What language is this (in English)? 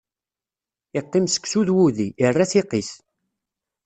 Kabyle